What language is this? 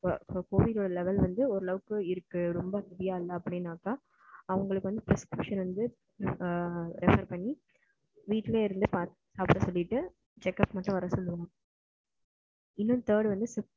Tamil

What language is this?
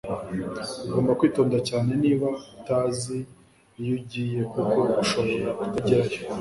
Kinyarwanda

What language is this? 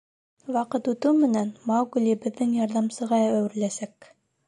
Bashkir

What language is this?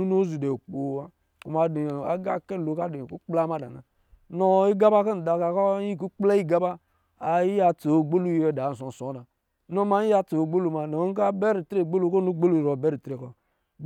Lijili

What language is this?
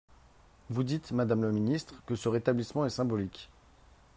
French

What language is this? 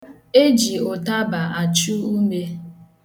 Igbo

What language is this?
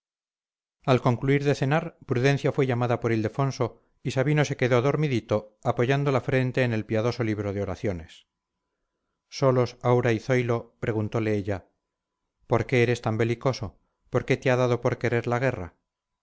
Spanish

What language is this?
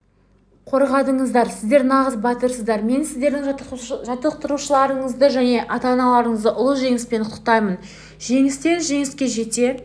Kazakh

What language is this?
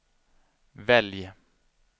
Swedish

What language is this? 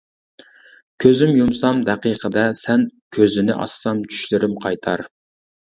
Uyghur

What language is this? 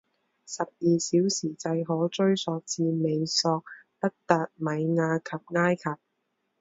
Chinese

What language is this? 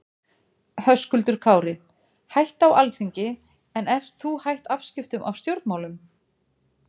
Icelandic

